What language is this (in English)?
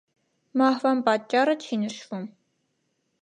Armenian